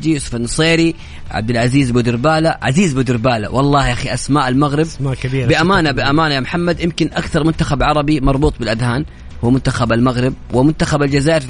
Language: Arabic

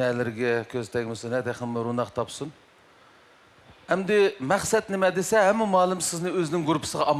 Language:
Turkish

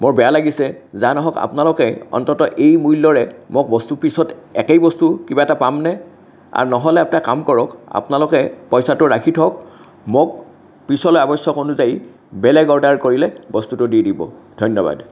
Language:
Assamese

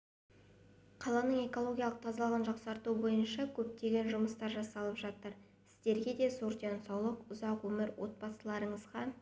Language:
Kazakh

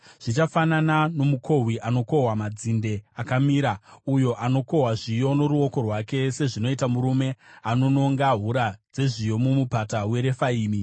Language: Shona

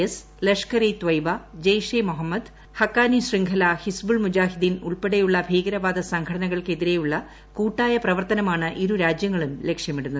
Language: Malayalam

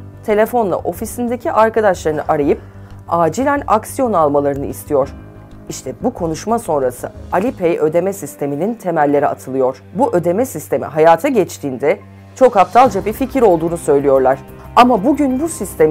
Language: Turkish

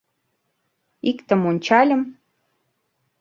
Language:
Mari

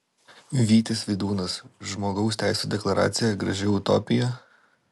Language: Lithuanian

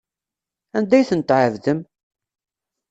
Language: Kabyle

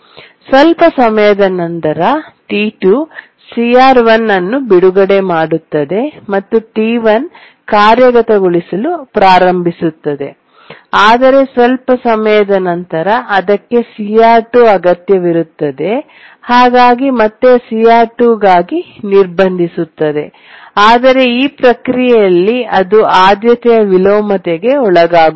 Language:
Kannada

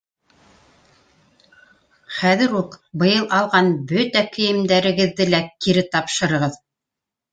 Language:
Bashkir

